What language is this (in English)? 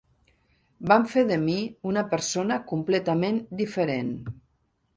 Catalan